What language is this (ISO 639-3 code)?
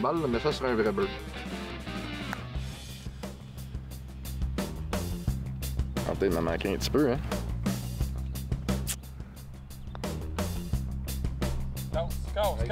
fra